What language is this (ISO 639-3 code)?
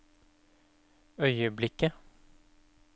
nor